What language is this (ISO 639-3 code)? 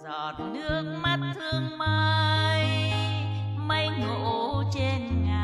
tha